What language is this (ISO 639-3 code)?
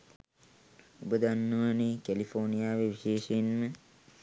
sin